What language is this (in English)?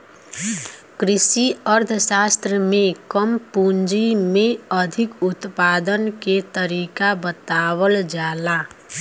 Bhojpuri